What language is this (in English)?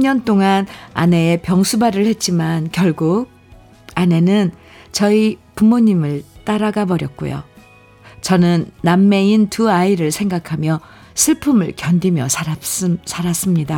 Korean